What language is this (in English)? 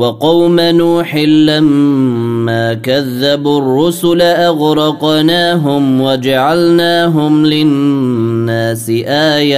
Arabic